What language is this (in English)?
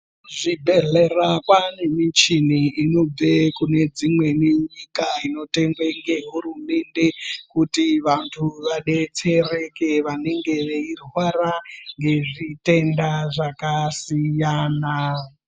Ndau